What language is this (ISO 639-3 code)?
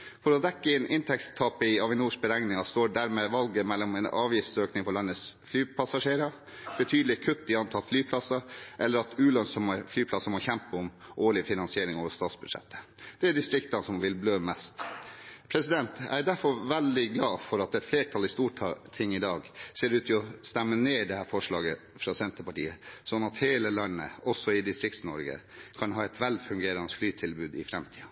nob